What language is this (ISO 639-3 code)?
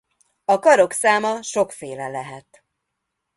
hun